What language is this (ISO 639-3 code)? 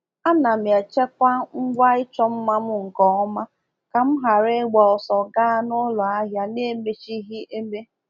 ibo